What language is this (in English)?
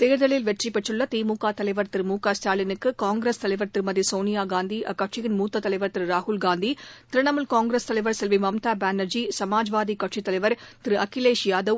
Tamil